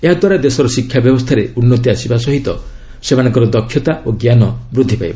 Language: Odia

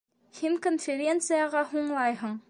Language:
Bashkir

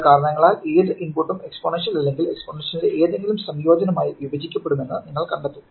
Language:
Malayalam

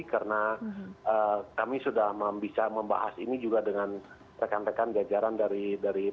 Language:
Indonesian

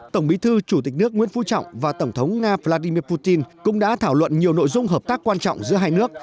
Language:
Vietnamese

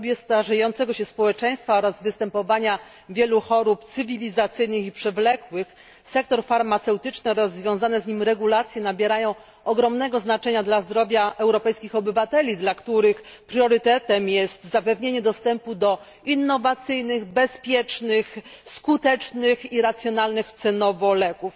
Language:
Polish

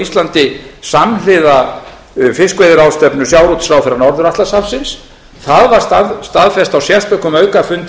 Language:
Icelandic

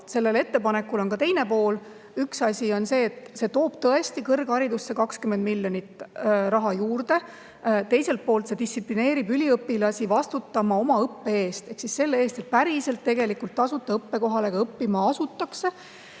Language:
Estonian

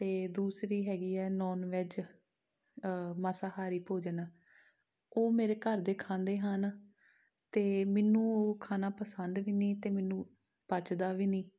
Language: Punjabi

